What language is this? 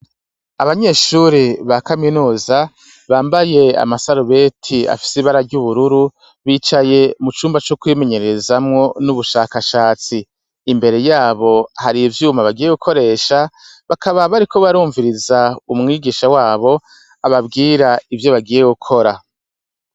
Rundi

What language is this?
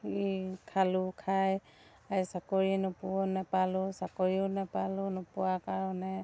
Assamese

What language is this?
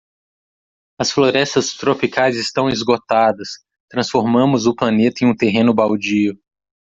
Portuguese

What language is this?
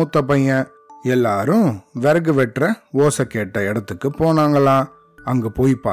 Tamil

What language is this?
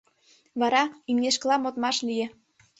Mari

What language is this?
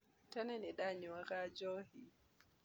Kikuyu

